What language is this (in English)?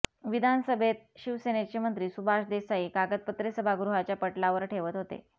Marathi